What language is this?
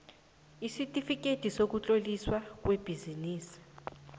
South Ndebele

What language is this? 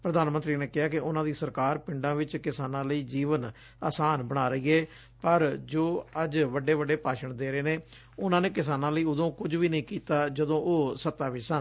Punjabi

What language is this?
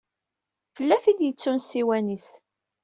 Kabyle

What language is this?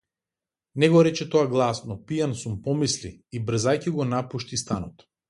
Macedonian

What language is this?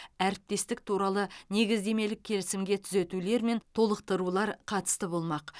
Kazakh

